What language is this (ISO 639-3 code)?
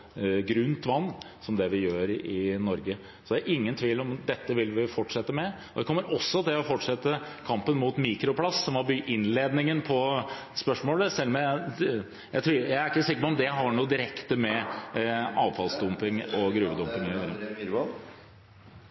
nob